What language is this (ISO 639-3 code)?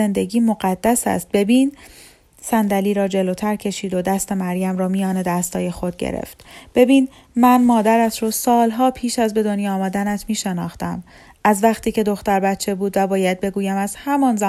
fas